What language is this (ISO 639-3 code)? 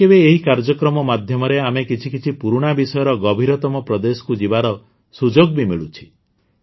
ori